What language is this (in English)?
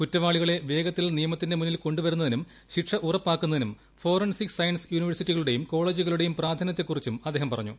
Malayalam